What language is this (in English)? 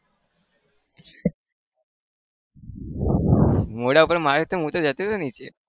Gujarati